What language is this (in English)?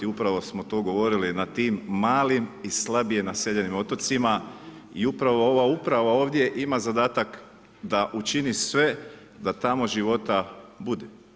Croatian